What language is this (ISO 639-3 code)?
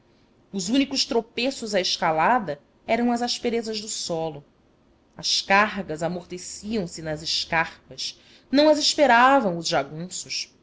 por